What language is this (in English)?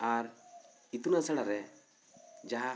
Santali